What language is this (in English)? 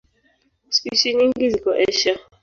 Swahili